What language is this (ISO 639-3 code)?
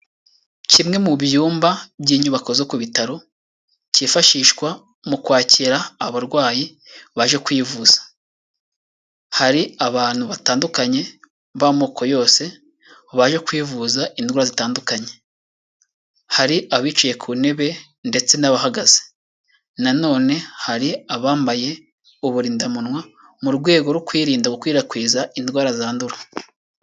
kin